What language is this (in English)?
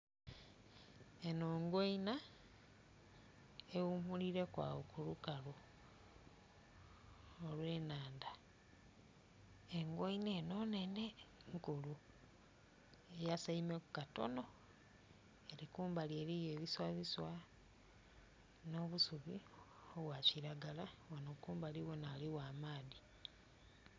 Soga